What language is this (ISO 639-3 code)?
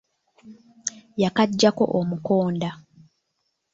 lug